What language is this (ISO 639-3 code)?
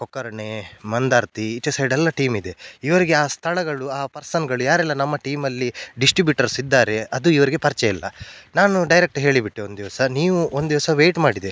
kan